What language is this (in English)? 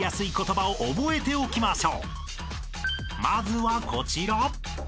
Japanese